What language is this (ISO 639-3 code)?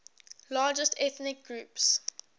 eng